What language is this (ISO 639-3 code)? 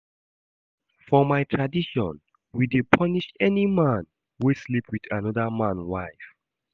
pcm